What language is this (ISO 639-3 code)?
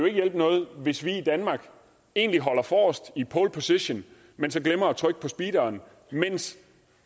dan